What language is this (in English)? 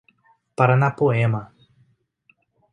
Portuguese